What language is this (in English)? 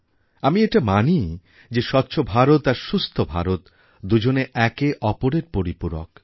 Bangla